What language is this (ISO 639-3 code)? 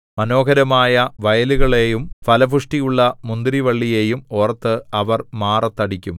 mal